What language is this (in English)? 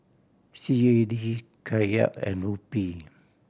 English